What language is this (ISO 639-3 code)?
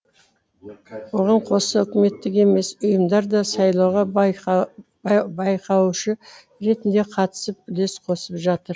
kaz